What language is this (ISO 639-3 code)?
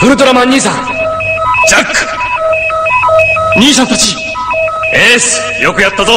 jpn